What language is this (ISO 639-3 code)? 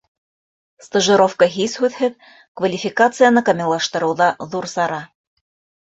bak